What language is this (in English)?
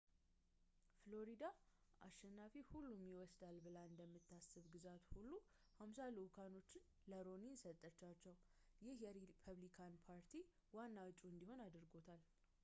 Amharic